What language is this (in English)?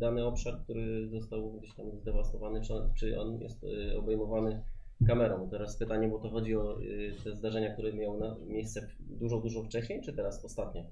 Polish